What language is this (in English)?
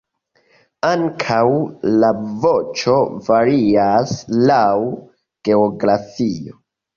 Esperanto